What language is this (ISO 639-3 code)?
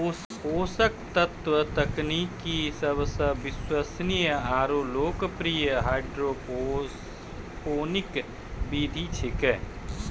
mai